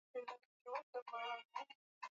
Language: Swahili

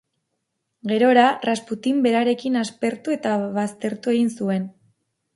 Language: Basque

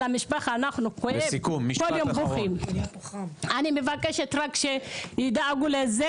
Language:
Hebrew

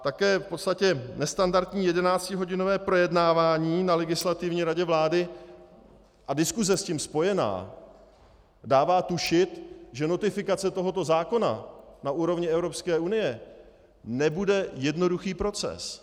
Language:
Czech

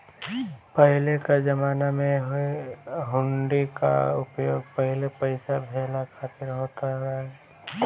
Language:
Bhojpuri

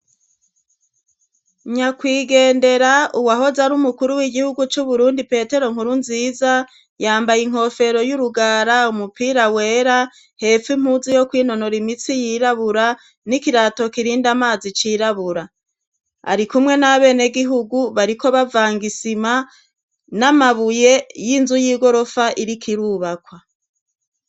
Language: Rundi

